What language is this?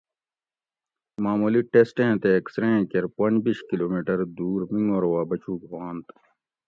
Gawri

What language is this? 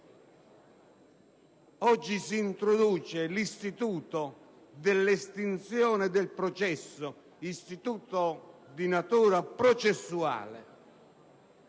Italian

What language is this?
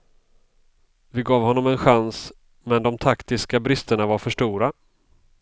Swedish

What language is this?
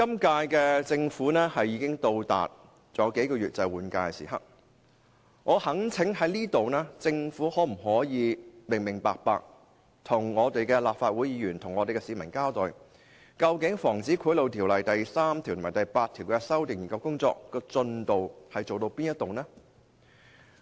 Cantonese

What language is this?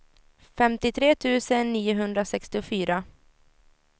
Swedish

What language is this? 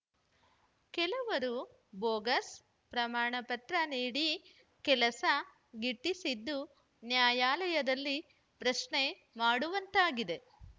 Kannada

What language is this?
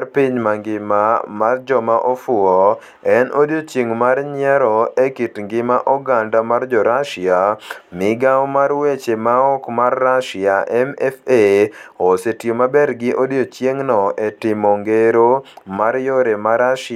Luo (Kenya and Tanzania)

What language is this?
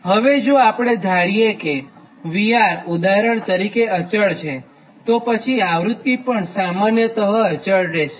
Gujarati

